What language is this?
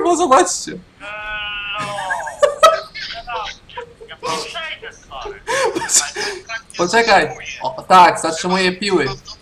Polish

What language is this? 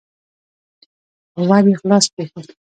Pashto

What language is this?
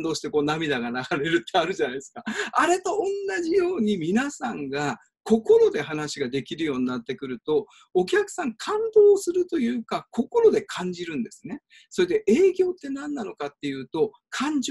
Japanese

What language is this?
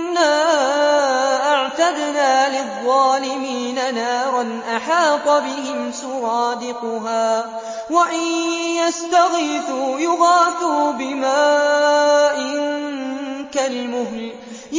Arabic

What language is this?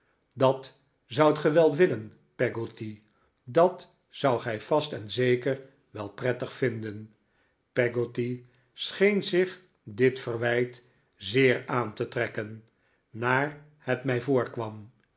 Dutch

